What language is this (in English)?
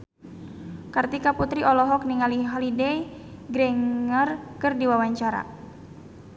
Sundanese